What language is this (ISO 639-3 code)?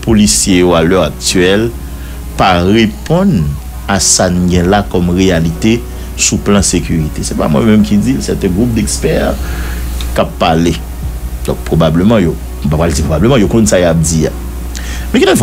fra